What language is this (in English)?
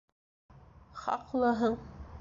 Bashkir